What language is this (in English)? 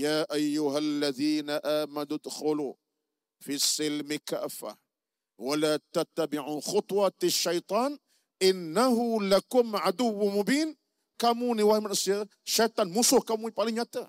Malay